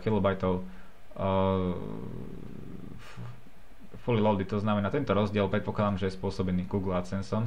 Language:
Slovak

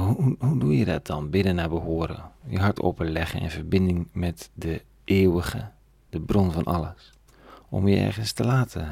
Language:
Dutch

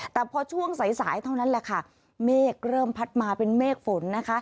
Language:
Thai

